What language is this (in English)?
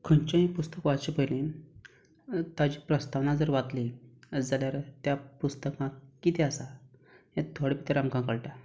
Konkani